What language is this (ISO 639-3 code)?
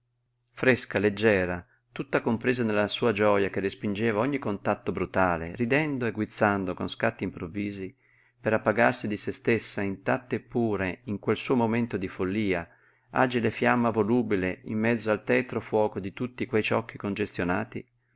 ita